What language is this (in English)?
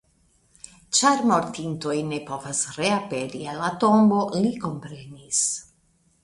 Esperanto